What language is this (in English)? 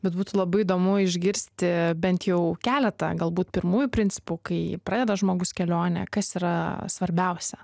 Lithuanian